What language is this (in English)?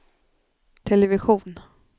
Swedish